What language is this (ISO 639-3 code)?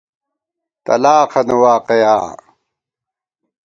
gwt